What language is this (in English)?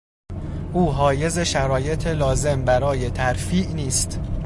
Persian